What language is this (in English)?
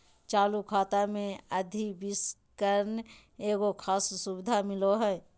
Magahi